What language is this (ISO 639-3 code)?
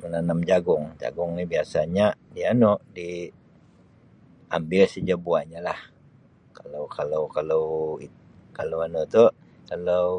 msi